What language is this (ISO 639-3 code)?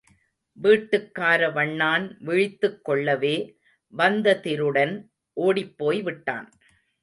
tam